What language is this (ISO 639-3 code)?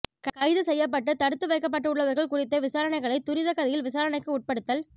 tam